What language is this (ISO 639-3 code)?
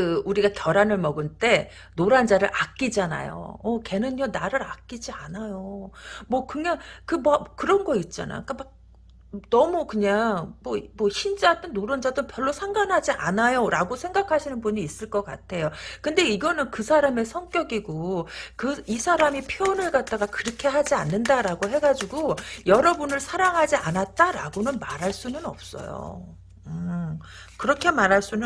kor